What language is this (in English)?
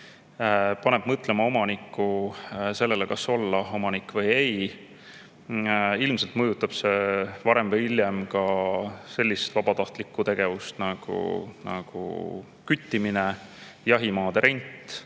Estonian